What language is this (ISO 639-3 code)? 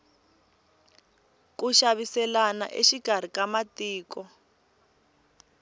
tso